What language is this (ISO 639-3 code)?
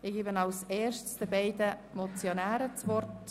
gsw